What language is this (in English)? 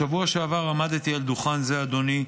Hebrew